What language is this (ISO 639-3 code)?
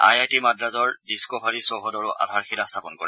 asm